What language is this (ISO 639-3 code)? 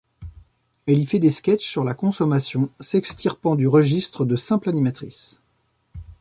fra